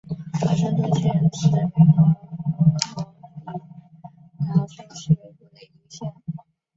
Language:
Chinese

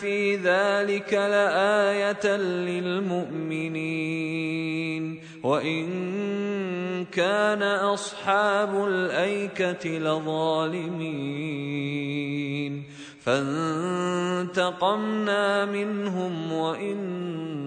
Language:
Arabic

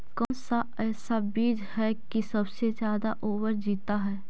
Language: Magahi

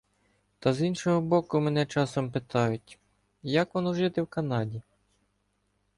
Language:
Ukrainian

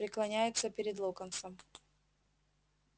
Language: Russian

